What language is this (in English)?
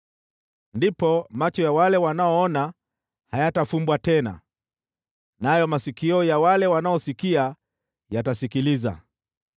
Swahili